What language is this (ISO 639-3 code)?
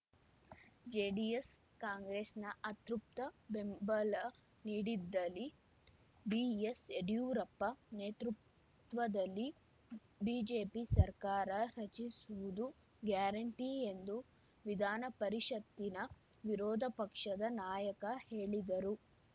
kan